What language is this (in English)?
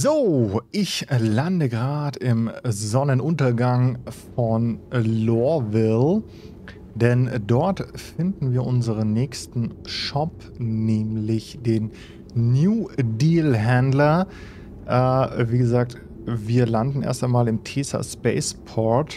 German